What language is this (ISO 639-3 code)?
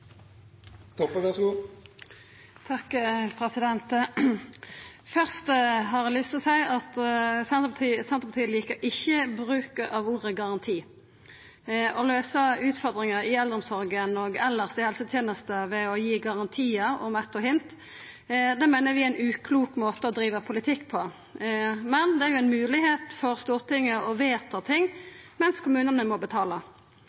nno